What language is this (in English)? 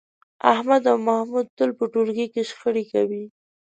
Pashto